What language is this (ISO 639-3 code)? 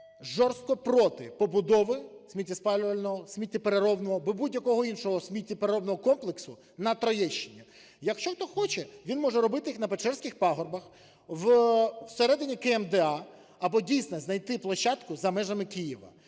ukr